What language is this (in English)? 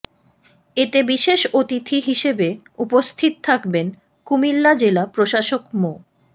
Bangla